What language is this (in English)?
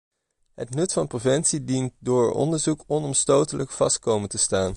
Dutch